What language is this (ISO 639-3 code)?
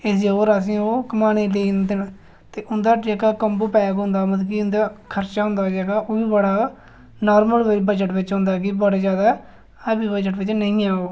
doi